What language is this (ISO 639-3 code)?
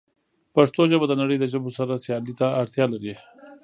pus